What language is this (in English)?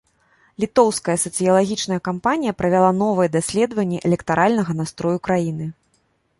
Belarusian